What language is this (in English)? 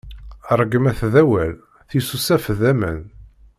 Kabyle